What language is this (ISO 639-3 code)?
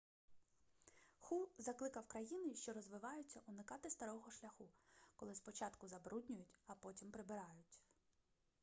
ukr